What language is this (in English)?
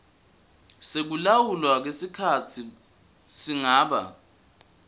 Swati